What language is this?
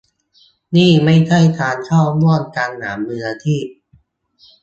Thai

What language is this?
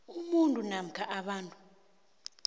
South Ndebele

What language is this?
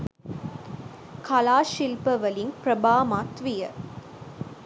Sinhala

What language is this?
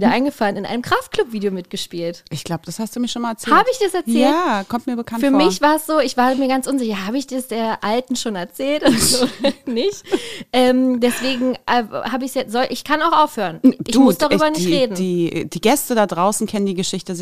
German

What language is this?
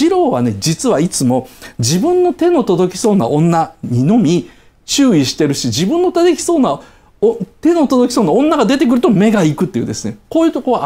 Japanese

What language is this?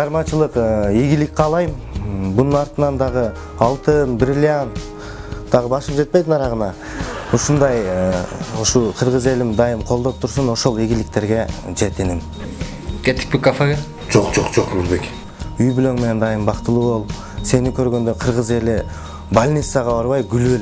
Turkish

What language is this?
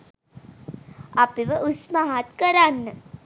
Sinhala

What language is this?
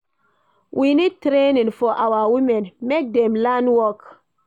Nigerian Pidgin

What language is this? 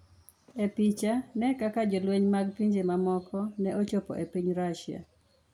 Luo (Kenya and Tanzania)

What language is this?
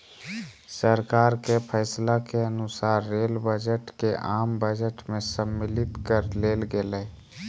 Magahi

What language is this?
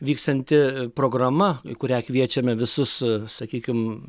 Lithuanian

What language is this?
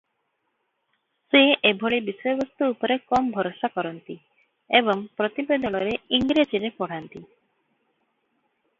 Odia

